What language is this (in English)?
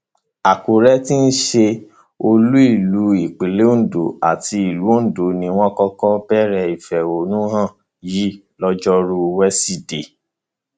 Yoruba